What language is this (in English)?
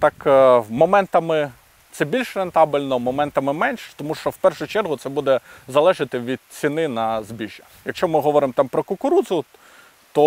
Ukrainian